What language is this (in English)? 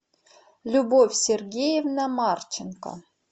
Russian